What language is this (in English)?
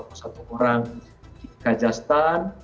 Indonesian